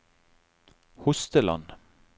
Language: Norwegian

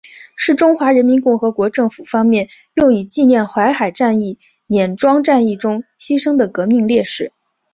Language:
Chinese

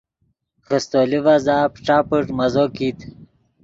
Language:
Yidgha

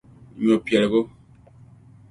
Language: Dagbani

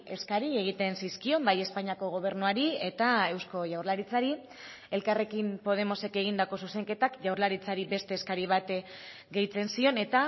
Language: Basque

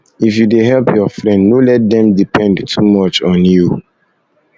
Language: Nigerian Pidgin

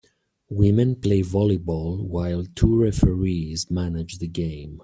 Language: English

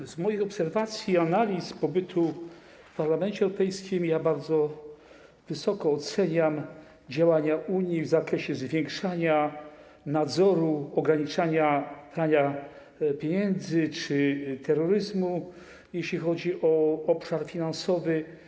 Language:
Polish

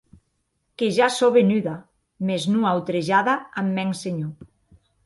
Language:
Occitan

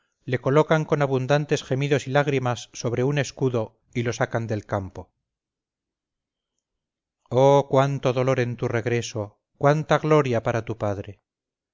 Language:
Spanish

